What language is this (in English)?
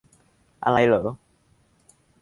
Thai